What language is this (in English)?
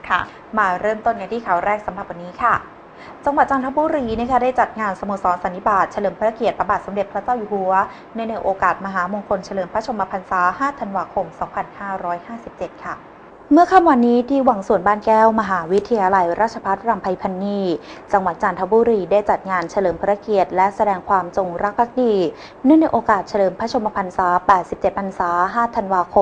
Thai